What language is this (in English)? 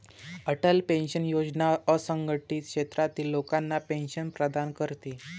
Marathi